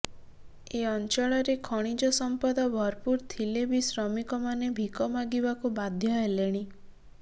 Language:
Odia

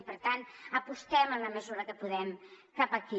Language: Catalan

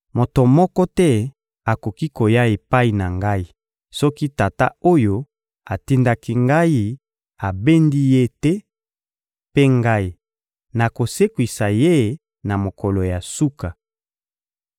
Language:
Lingala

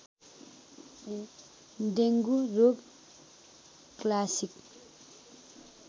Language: Nepali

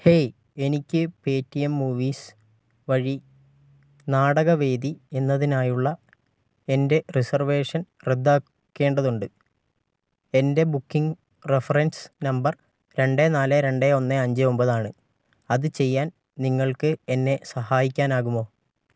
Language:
Malayalam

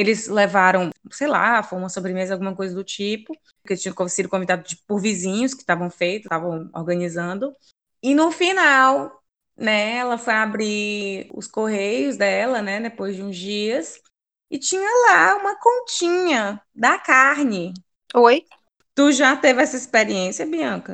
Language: Portuguese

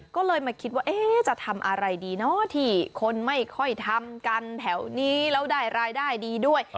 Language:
Thai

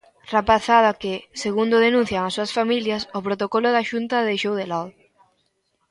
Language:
Galician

